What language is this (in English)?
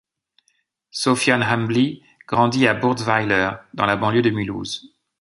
French